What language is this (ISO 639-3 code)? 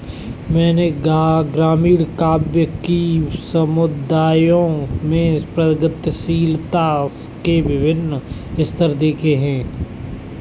hin